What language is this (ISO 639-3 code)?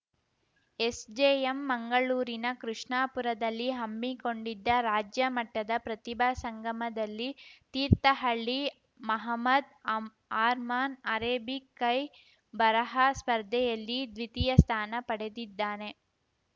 kan